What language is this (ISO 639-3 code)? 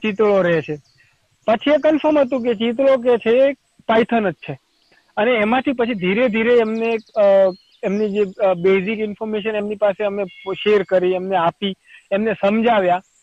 guj